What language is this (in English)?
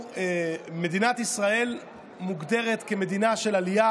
Hebrew